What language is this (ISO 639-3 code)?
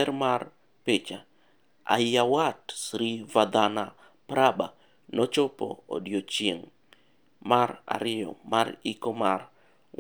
luo